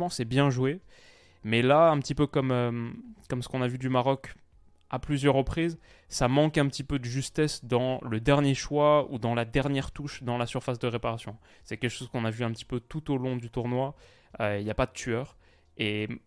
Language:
French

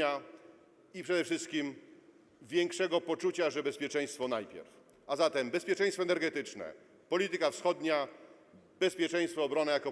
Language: Polish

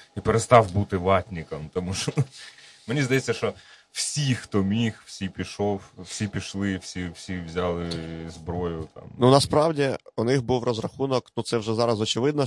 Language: Ukrainian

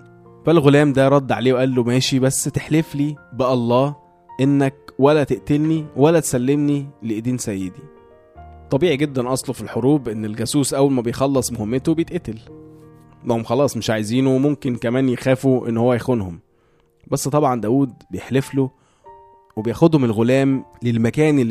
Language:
Arabic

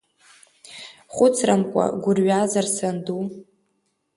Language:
Abkhazian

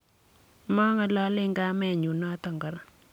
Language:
Kalenjin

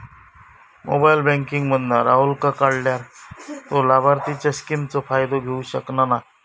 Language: Marathi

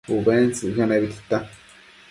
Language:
Matsés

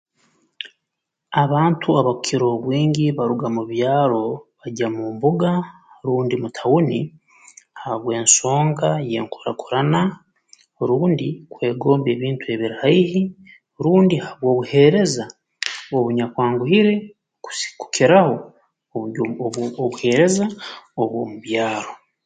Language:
Tooro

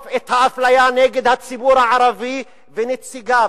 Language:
Hebrew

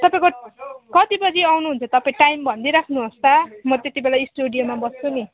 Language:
Nepali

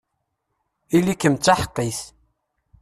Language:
Kabyle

